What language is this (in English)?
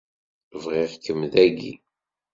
Kabyle